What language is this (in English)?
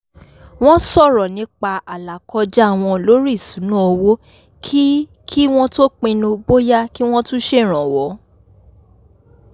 Yoruba